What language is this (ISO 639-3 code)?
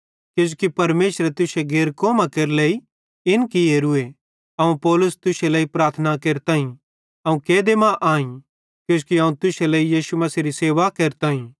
bhd